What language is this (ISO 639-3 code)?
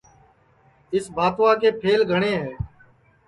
ssi